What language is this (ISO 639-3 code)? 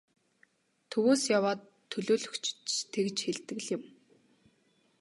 mon